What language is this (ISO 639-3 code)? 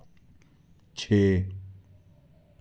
doi